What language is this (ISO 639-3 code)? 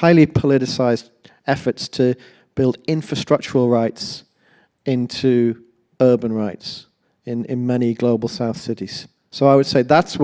eng